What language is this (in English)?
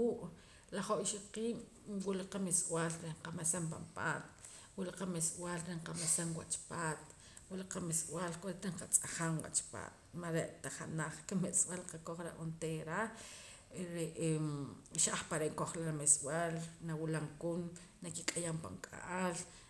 Poqomam